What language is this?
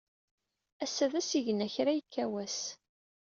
Kabyle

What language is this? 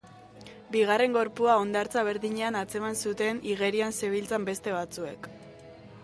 Basque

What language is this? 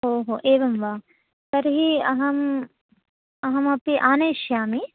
Sanskrit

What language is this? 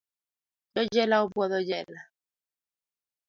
Luo (Kenya and Tanzania)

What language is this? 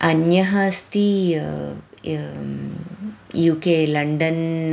Sanskrit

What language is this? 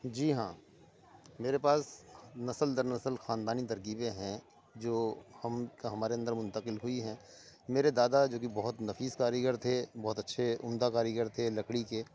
Urdu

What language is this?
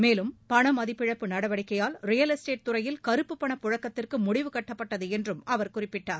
Tamil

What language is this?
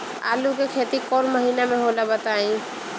Bhojpuri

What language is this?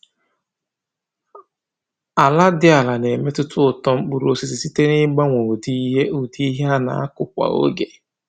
Igbo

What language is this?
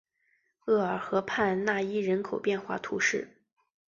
Chinese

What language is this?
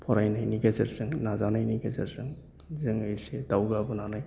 Bodo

